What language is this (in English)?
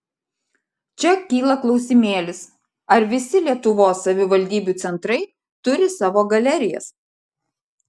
Lithuanian